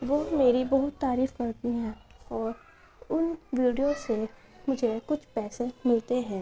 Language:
Urdu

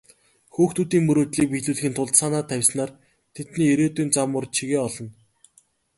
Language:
Mongolian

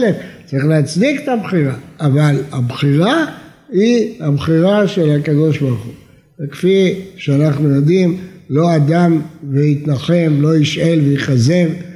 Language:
Hebrew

